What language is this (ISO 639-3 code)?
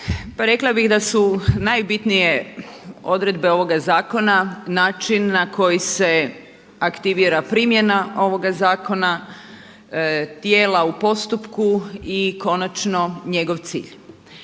hrv